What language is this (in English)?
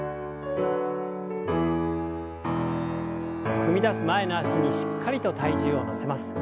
Japanese